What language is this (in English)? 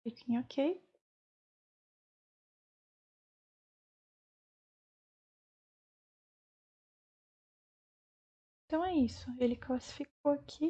Portuguese